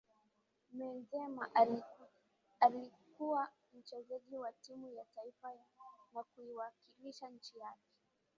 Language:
Swahili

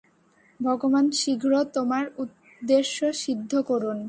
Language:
Bangla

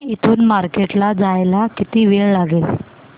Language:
Marathi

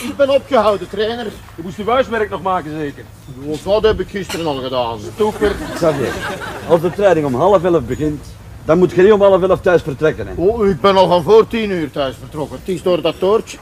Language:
Dutch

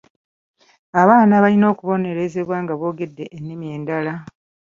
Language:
Ganda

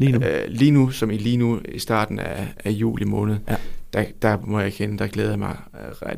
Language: Danish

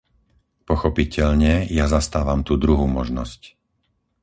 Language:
Slovak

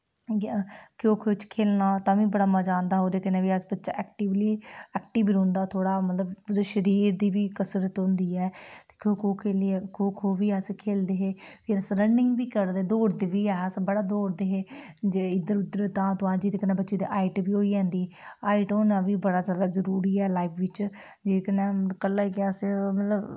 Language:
Dogri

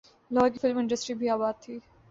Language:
Urdu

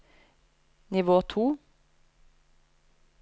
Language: Norwegian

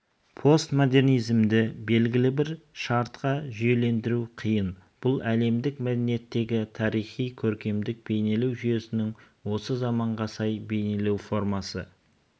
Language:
Kazakh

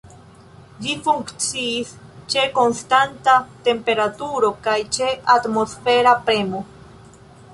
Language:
Esperanto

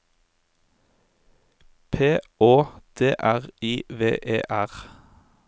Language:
Norwegian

